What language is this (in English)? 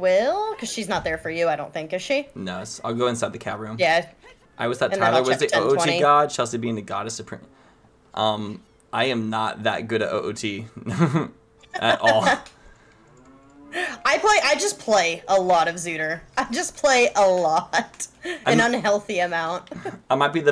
English